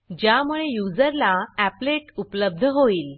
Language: Marathi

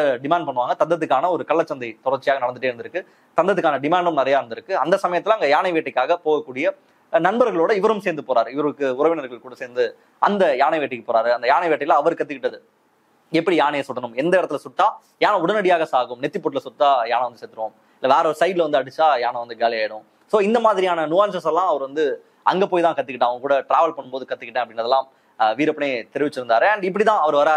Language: Tamil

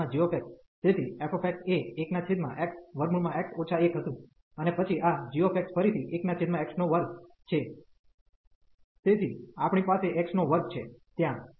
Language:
Gujarati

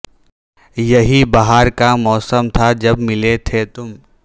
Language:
Urdu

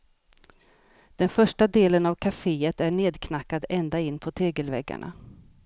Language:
Swedish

